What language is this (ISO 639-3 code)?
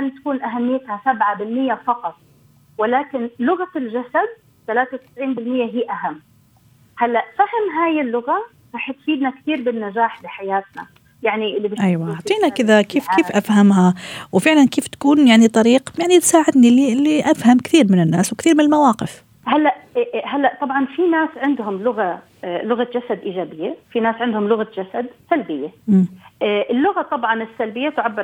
ara